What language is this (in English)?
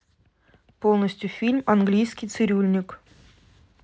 Russian